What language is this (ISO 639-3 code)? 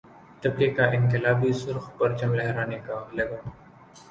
urd